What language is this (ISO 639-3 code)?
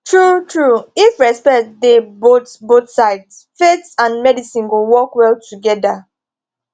pcm